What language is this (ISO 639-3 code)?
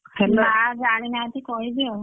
ori